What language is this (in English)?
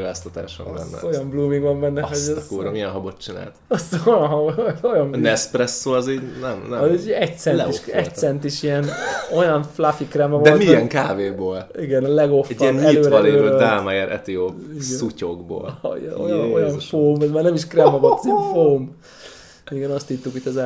Hungarian